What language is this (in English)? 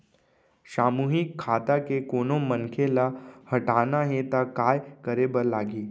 Chhattisgarhi